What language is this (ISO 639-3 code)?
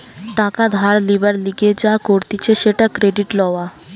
ben